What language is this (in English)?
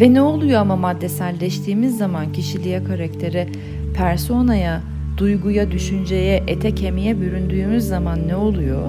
Turkish